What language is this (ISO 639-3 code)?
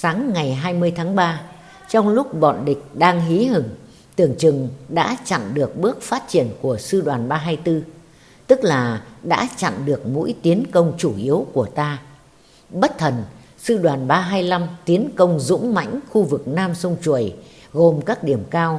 vie